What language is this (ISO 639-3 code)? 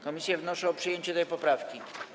pol